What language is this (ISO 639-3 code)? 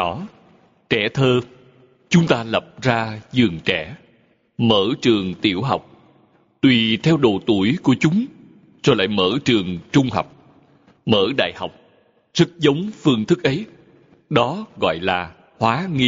vie